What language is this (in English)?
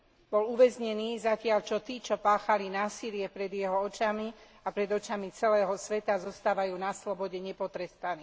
Slovak